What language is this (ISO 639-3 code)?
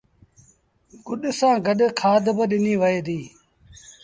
sbn